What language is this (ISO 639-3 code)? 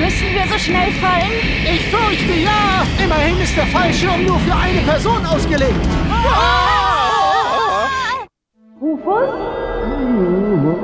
deu